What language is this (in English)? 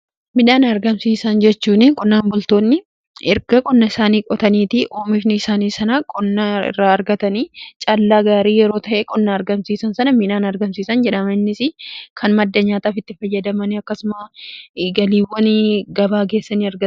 Oromo